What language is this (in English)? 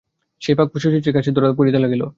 Bangla